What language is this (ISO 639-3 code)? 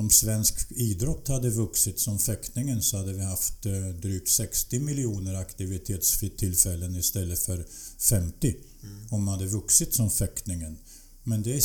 swe